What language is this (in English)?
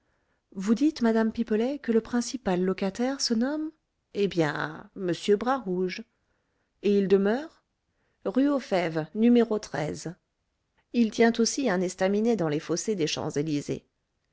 French